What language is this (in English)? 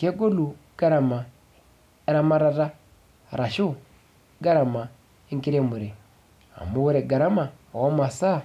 Masai